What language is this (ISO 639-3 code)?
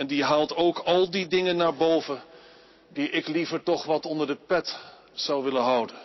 nld